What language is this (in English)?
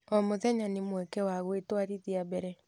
Kikuyu